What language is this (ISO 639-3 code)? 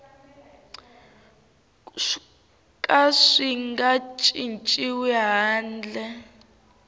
tso